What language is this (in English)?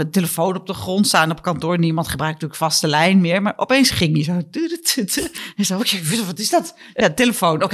Dutch